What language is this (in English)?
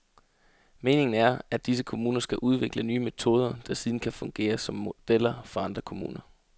Danish